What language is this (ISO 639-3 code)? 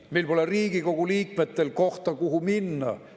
est